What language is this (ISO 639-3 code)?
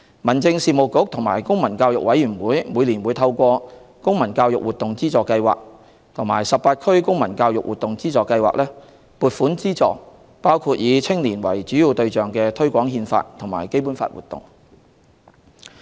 yue